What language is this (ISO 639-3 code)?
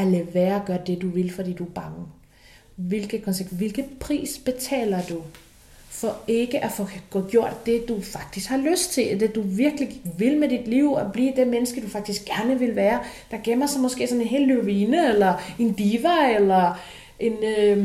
dan